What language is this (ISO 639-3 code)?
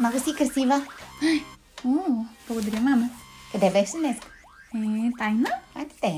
bul